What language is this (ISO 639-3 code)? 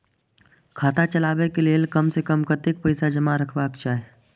mai